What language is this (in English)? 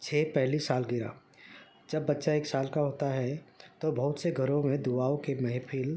Urdu